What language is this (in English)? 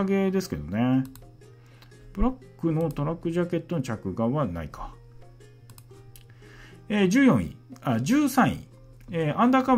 Japanese